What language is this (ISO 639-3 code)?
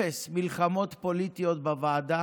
heb